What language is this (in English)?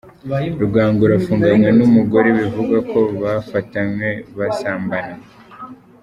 Kinyarwanda